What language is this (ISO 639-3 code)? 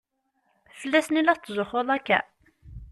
kab